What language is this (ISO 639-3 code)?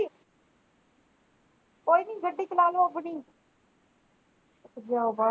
pan